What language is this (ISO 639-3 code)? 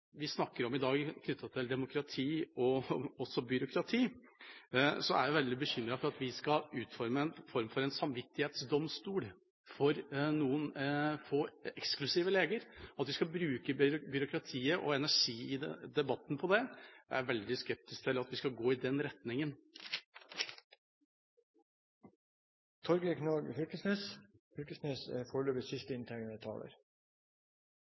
nor